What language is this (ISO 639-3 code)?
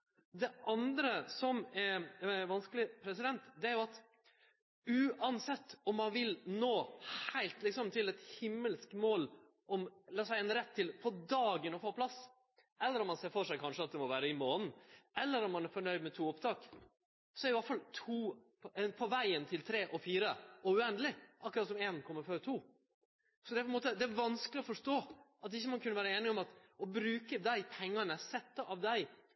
nno